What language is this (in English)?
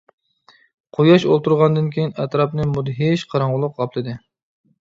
Uyghur